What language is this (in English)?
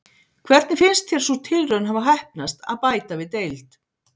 Icelandic